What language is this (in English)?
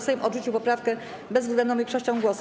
Polish